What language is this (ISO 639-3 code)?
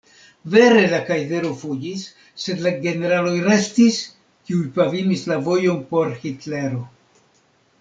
epo